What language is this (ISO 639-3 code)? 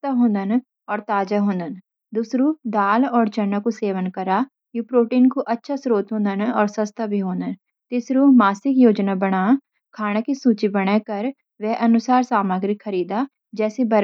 gbm